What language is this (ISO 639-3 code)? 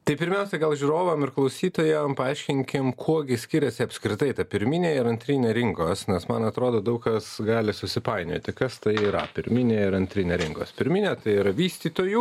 lit